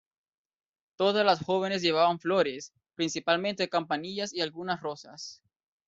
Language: Spanish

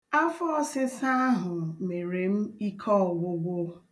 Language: Igbo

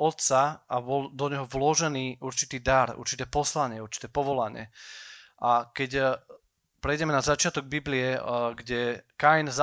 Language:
Slovak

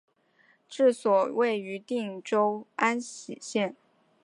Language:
Chinese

